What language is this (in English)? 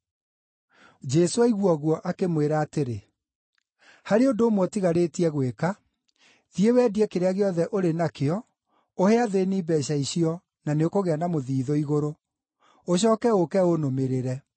Kikuyu